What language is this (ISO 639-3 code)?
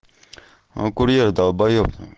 rus